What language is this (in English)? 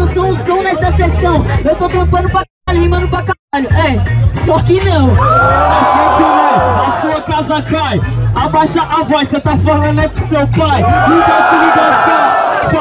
Portuguese